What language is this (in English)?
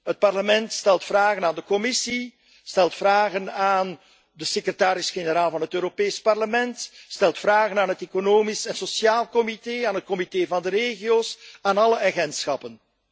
Dutch